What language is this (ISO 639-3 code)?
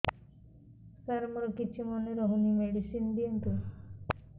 ori